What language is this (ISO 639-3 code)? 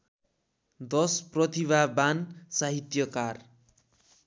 nep